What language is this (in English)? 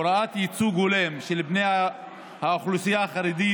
Hebrew